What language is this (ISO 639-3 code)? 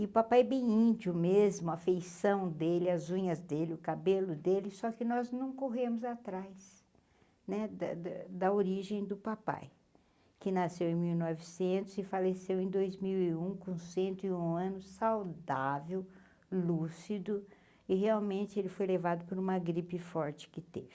por